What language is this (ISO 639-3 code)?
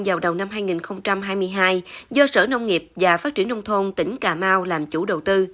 vie